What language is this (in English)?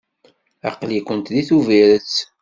Kabyle